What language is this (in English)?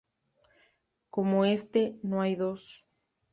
Spanish